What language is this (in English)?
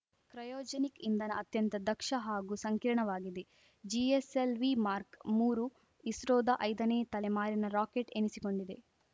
Kannada